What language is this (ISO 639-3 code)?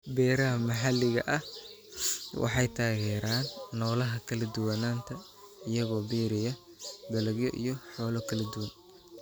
som